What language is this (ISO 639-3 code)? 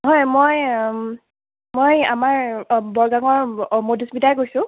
asm